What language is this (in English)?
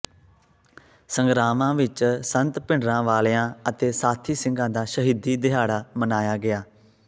Punjabi